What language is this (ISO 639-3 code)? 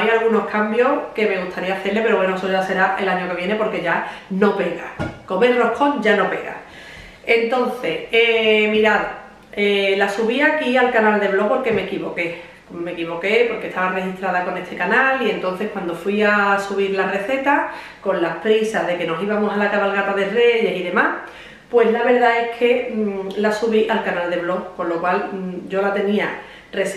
spa